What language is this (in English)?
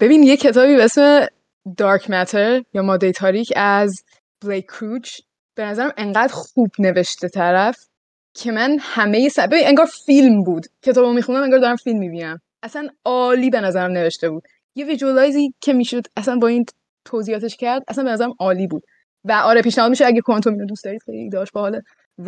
Persian